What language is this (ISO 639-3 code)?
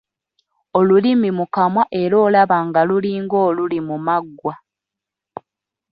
lug